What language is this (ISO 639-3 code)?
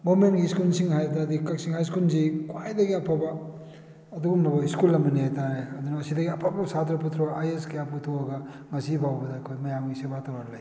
mni